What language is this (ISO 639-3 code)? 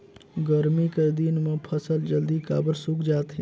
hne